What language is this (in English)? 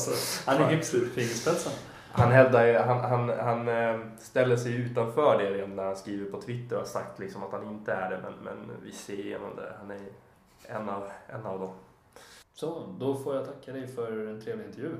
Swedish